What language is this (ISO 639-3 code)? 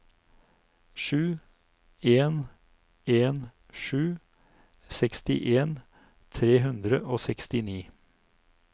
nor